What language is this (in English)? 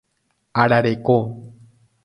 Guarani